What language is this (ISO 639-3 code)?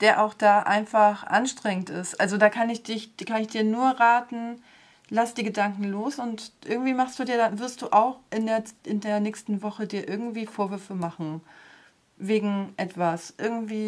deu